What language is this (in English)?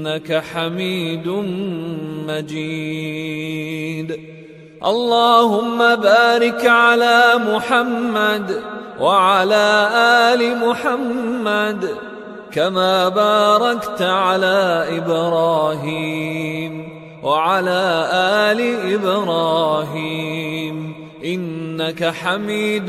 Arabic